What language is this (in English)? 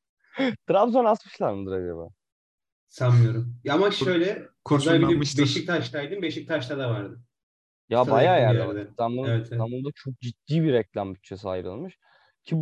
Turkish